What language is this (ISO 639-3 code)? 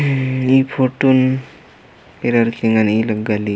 kru